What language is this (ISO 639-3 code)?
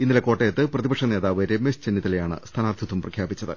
mal